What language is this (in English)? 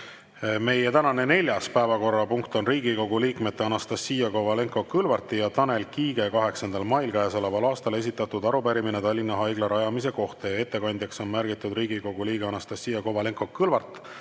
Estonian